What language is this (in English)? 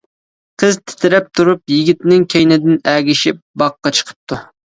Uyghur